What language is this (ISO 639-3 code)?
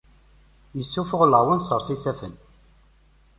kab